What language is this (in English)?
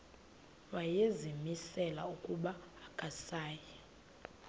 Xhosa